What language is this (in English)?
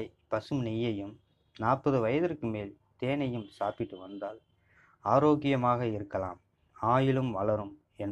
Tamil